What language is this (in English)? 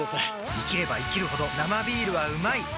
Japanese